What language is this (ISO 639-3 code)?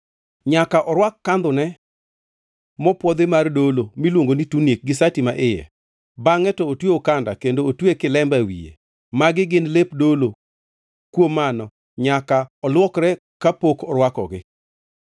luo